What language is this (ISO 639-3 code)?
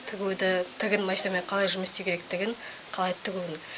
kaz